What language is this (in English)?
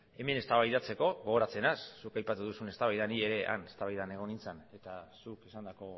Basque